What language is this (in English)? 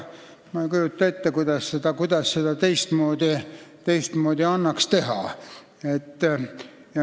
Estonian